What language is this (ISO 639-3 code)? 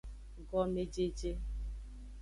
ajg